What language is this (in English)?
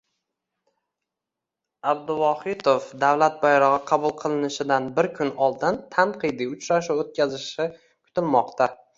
Uzbek